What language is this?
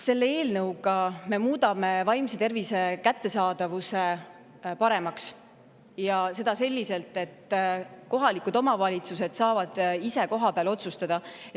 Estonian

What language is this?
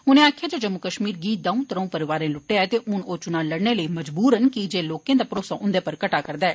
Dogri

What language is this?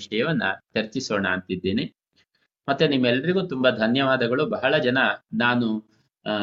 Kannada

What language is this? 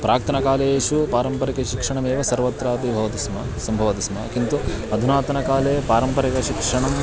Sanskrit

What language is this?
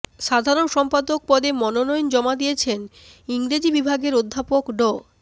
Bangla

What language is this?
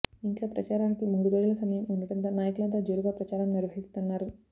Telugu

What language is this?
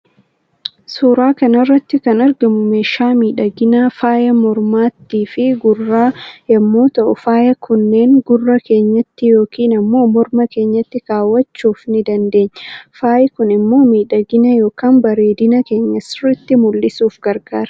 Oromo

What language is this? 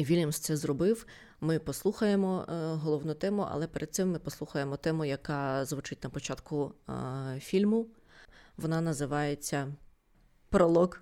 Ukrainian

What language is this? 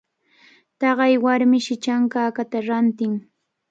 Cajatambo North Lima Quechua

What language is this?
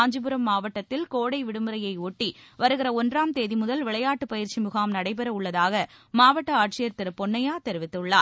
Tamil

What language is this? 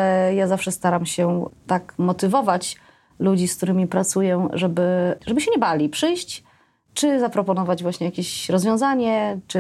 Polish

